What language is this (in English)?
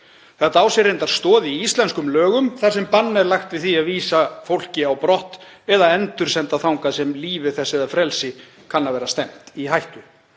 Icelandic